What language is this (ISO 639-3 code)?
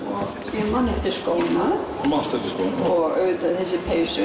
isl